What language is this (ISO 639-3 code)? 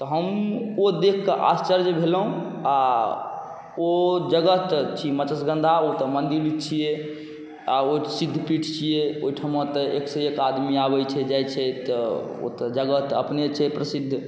mai